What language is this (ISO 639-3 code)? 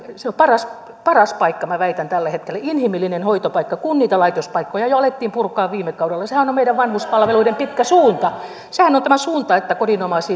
fin